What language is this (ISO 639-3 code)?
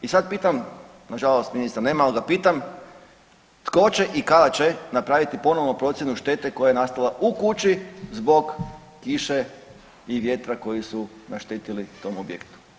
hrv